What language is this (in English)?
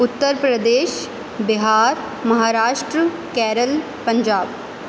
Urdu